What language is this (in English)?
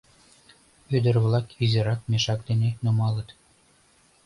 Mari